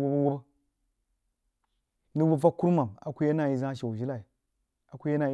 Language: Jiba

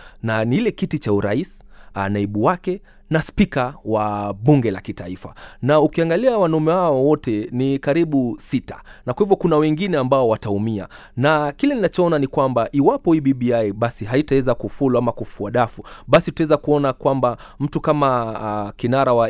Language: Swahili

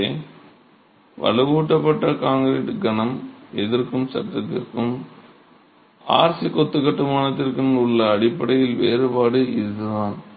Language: Tamil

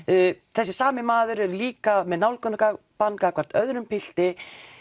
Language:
Icelandic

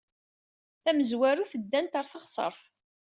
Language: Kabyle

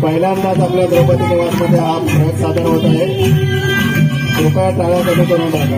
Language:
Indonesian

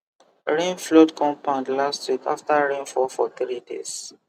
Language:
Nigerian Pidgin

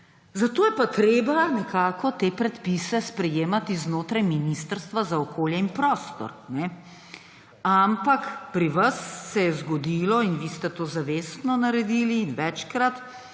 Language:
Slovenian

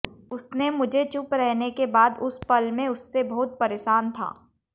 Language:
Hindi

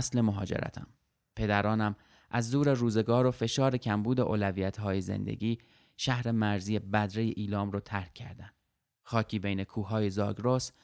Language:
Persian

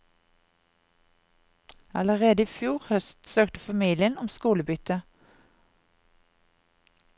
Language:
Norwegian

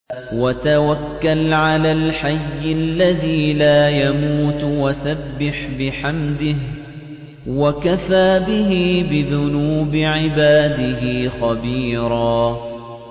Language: Arabic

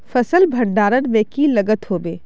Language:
Magahi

